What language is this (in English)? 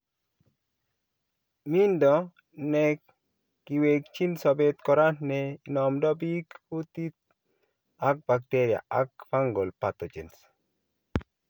Kalenjin